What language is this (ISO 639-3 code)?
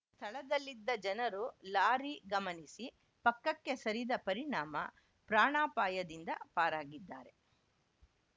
kan